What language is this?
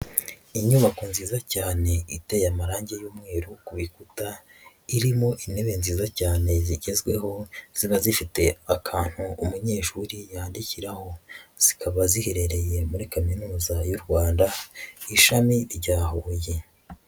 Kinyarwanda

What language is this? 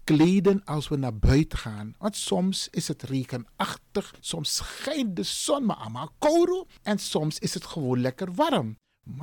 Dutch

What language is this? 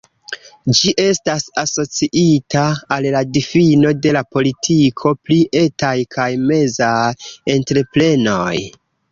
Esperanto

